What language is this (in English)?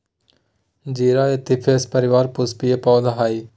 Magahi